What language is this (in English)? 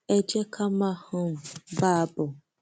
Yoruba